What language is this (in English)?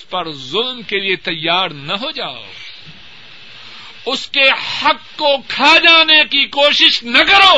Urdu